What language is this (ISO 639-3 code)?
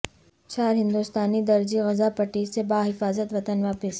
urd